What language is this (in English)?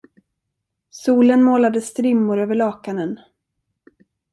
Swedish